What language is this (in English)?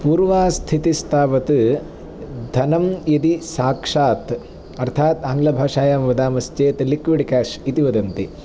Sanskrit